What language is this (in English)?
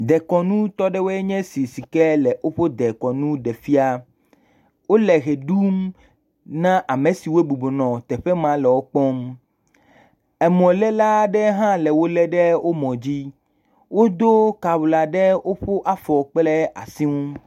Ewe